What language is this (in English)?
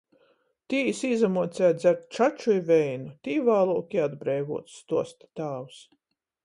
Latgalian